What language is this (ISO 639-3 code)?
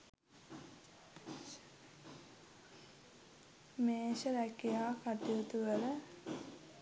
sin